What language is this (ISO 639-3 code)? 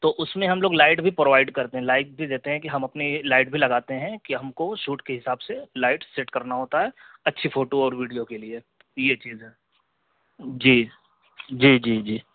urd